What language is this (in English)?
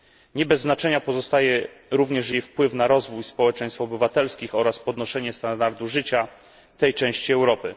Polish